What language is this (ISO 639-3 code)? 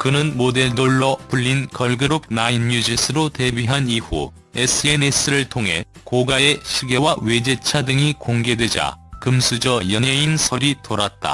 kor